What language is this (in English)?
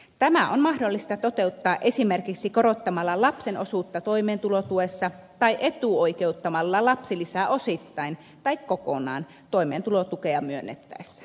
Finnish